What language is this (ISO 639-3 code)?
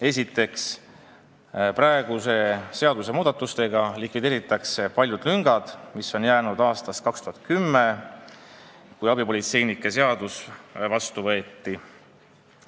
est